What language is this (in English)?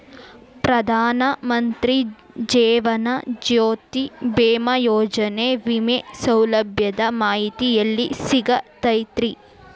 Kannada